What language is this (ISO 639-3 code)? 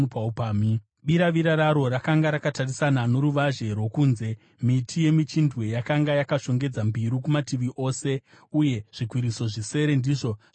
sna